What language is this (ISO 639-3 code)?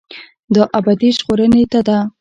pus